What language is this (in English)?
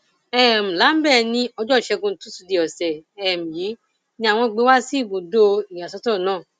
Yoruba